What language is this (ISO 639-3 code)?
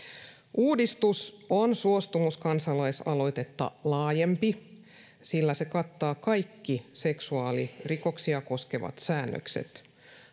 fin